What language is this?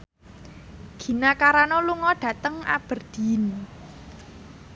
Javanese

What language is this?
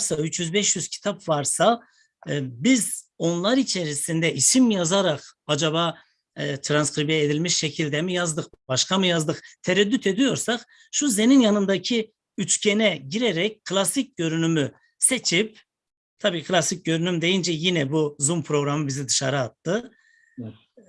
Turkish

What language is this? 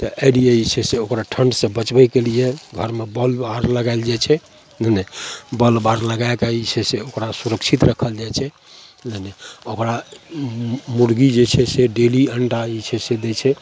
Maithili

